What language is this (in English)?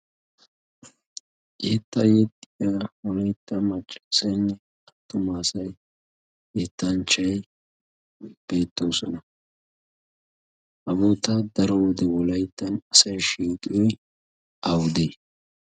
Wolaytta